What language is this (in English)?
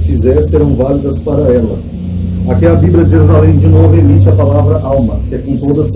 Portuguese